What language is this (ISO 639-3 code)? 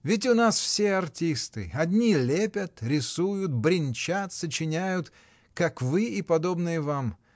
rus